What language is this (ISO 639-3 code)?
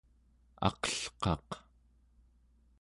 esu